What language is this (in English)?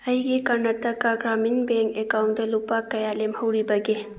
Manipuri